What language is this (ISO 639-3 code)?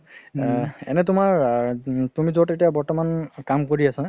asm